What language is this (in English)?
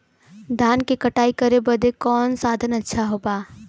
Bhojpuri